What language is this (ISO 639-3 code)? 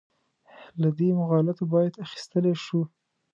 pus